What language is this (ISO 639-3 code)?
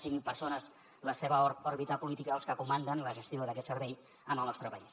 cat